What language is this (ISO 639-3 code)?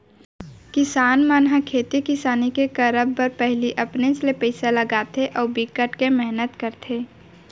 hne